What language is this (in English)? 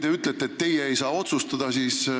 Estonian